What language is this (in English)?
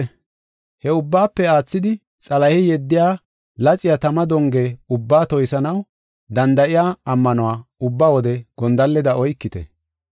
Gofa